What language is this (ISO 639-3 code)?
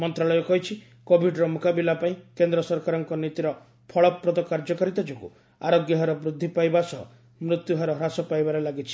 ori